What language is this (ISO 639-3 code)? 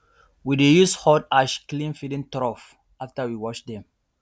pcm